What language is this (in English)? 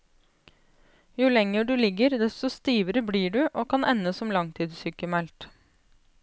Norwegian